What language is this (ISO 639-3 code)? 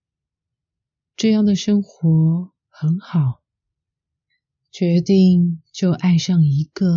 zho